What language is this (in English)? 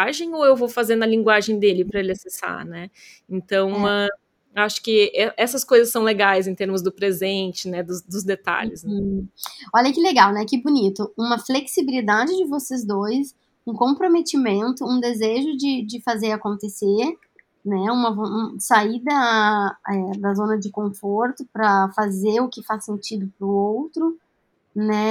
Portuguese